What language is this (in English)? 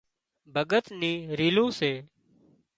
Wadiyara Koli